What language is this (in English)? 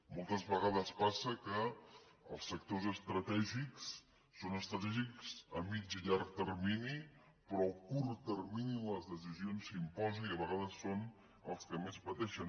Catalan